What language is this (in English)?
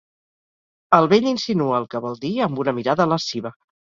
Catalan